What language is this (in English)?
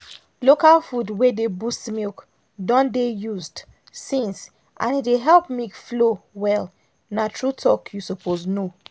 Nigerian Pidgin